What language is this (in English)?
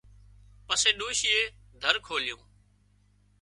Wadiyara Koli